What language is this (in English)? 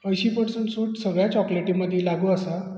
Konkani